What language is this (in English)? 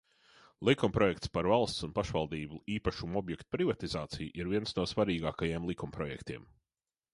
Latvian